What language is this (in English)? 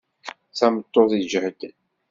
Kabyle